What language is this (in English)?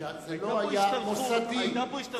Hebrew